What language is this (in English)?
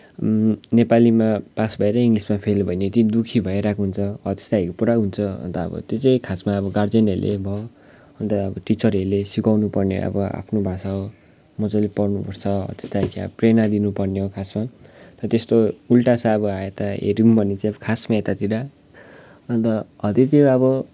Nepali